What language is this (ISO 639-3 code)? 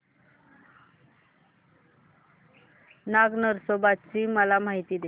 mar